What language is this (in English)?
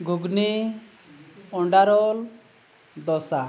Santali